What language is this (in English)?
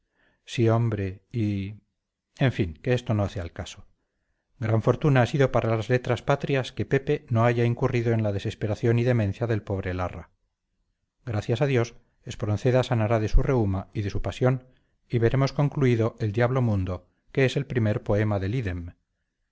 Spanish